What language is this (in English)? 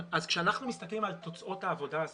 Hebrew